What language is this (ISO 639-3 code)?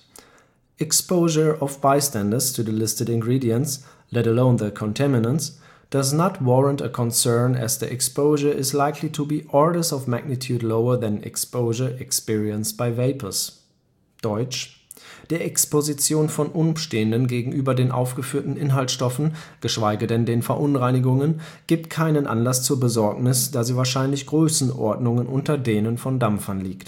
deu